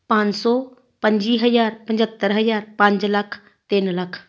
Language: Punjabi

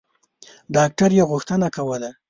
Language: Pashto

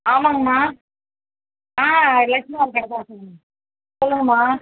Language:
Tamil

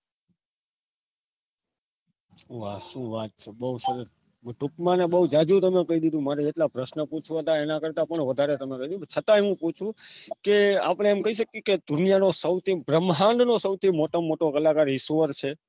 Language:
Gujarati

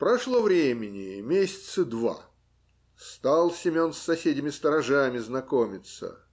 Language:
Russian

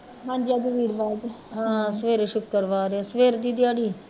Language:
Punjabi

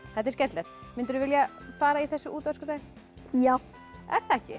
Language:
Icelandic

